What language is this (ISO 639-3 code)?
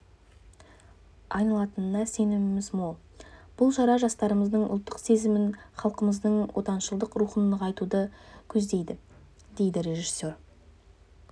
kaz